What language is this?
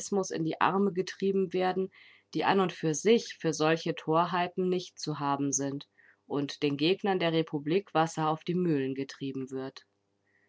German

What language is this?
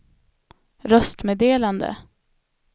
Swedish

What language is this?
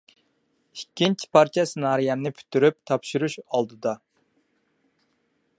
Uyghur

